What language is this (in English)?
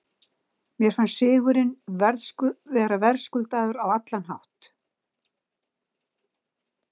Icelandic